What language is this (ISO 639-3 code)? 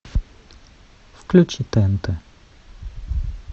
rus